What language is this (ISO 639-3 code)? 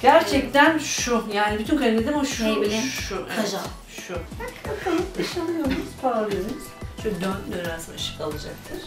tur